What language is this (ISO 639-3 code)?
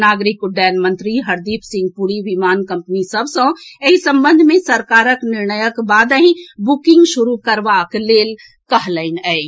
mai